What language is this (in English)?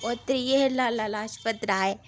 Dogri